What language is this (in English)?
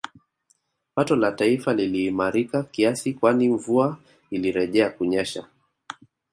Swahili